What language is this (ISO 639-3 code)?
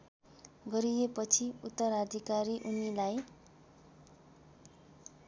nep